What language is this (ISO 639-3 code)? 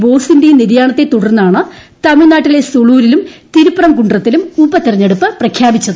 mal